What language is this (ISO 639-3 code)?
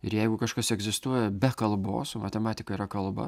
lit